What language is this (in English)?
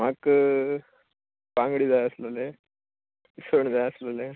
Konkani